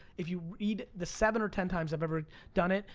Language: English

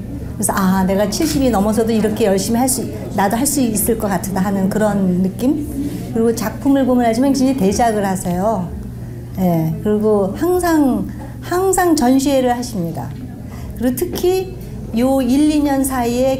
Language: Korean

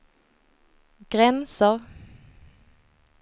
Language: Swedish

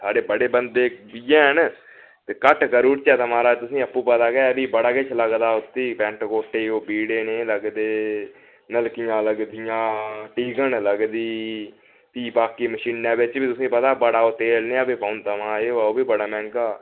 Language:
Dogri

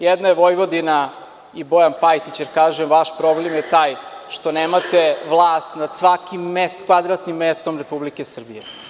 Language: Serbian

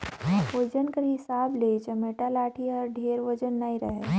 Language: Chhattisgarhi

